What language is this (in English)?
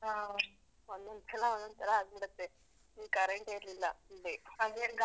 Kannada